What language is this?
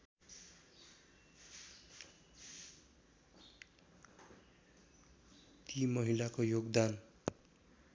Nepali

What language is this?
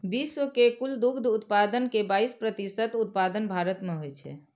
Maithili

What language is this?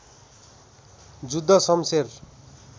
Nepali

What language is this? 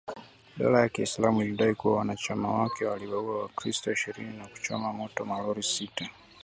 Swahili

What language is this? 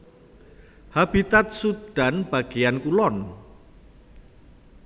Javanese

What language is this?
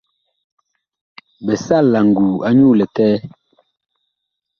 Bakoko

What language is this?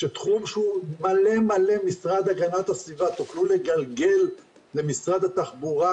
Hebrew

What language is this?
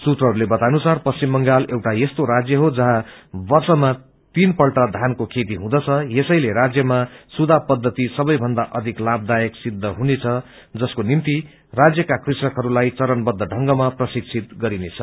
Nepali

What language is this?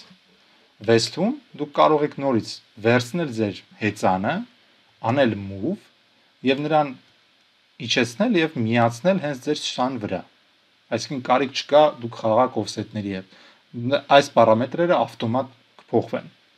Romanian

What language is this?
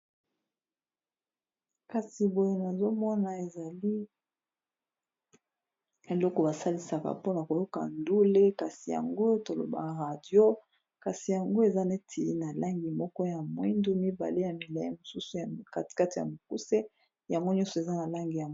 Lingala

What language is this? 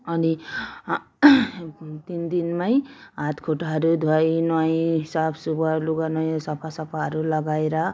Nepali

